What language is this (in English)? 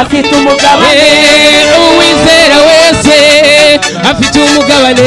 Indonesian